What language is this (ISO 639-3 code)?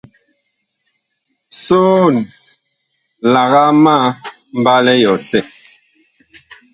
bkh